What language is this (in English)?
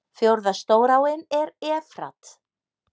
Icelandic